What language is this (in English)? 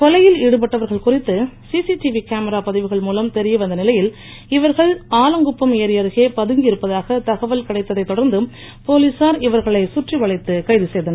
Tamil